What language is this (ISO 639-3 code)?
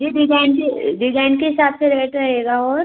hin